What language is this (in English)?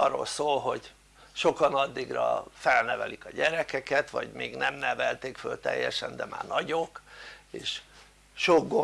Hungarian